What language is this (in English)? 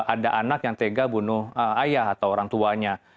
Indonesian